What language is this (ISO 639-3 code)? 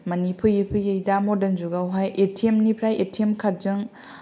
brx